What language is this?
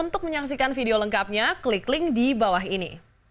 Indonesian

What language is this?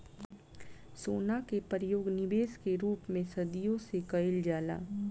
Bhojpuri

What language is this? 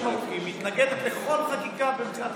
Hebrew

